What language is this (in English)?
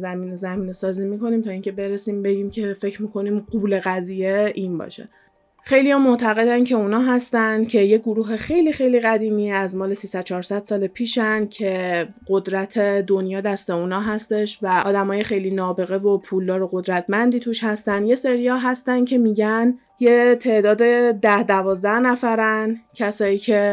Persian